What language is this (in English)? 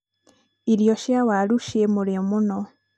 Kikuyu